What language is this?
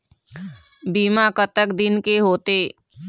Chhattisgarhi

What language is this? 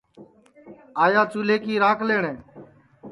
Sansi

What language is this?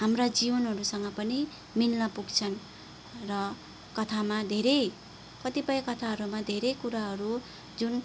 Nepali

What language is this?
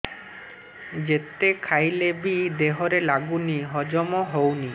Odia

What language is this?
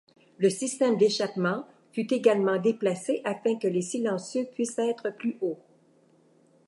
French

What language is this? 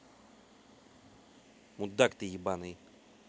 Russian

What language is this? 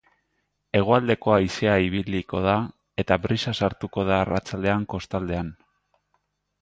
Basque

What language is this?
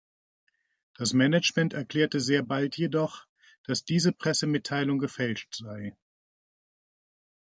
German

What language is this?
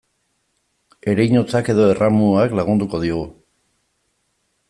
Basque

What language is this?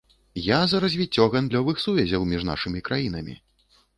Belarusian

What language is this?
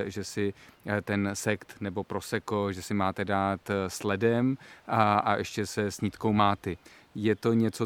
Czech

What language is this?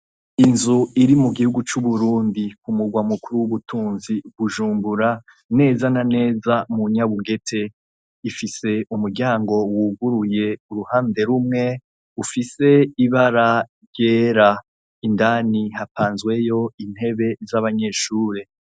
Rundi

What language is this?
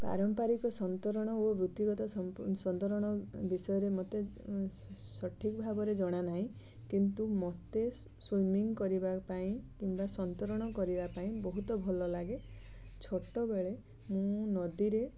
Odia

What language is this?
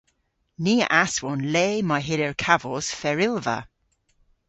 Cornish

